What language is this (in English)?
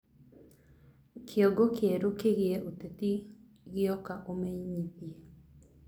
Kikuyu